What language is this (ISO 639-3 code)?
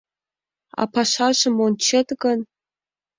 chm